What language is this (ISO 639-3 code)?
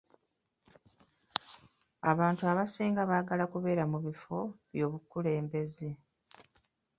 lug